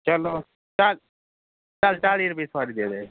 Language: Punjabi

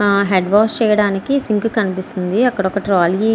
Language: Telugu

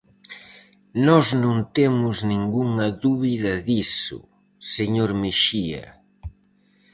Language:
Galician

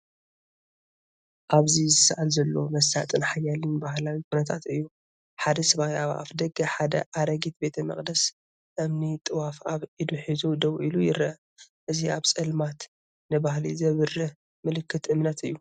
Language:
Tigrinya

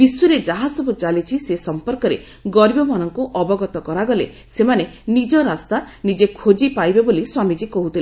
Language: Odia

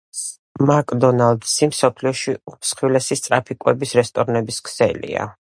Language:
Georgian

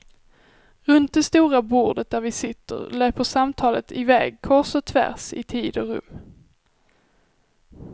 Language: Swedish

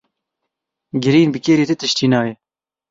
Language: Kurdish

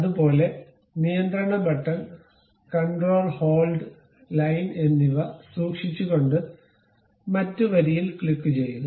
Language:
Malayalam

